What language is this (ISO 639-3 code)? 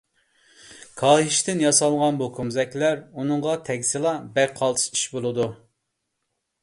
uig